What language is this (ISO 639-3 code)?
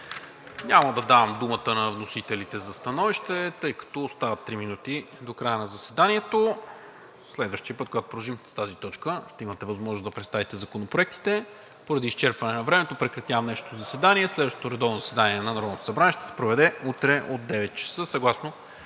bul